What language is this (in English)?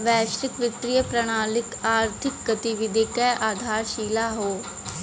Bhojpuri